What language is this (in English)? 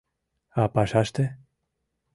Mari